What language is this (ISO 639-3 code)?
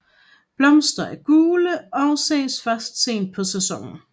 dan